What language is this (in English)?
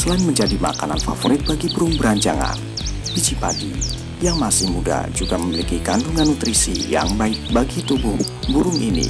Indonesian